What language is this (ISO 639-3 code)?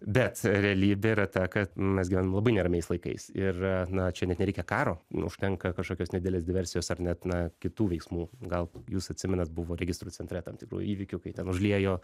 lit